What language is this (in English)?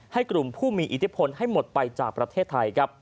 Thai